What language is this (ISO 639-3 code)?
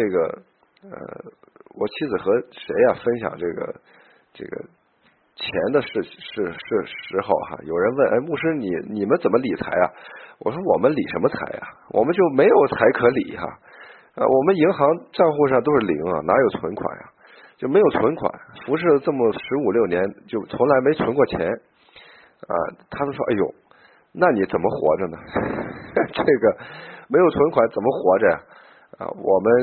zho